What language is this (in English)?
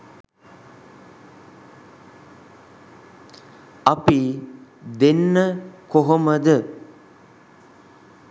Sinhala